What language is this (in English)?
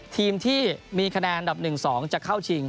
Thai